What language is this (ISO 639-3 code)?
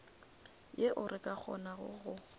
nso